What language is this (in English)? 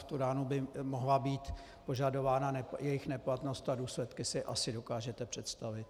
Czech